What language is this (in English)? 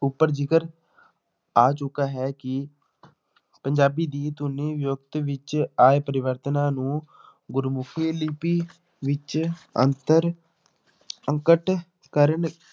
Punjabi